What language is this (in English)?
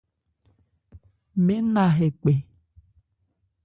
Ebrié